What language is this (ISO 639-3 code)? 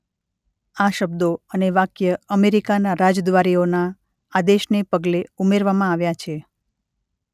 guj